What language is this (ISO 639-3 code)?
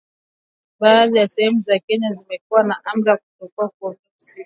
swa